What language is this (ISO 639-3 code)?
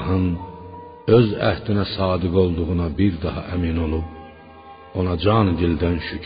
fas